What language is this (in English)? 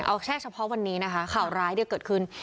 Thai